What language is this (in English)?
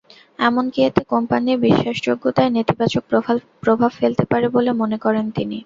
Bangla